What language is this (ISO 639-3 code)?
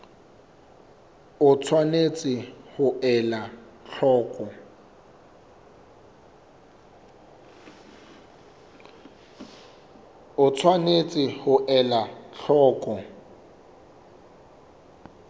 sot